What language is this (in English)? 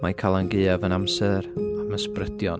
Welsh